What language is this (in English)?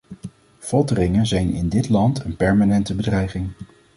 Dutch